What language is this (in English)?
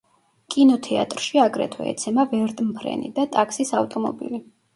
Georgian